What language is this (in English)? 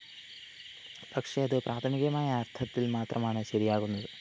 Malayalam